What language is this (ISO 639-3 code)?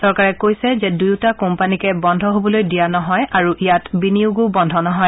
asm